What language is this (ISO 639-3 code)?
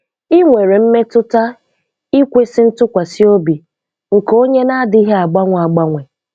ibo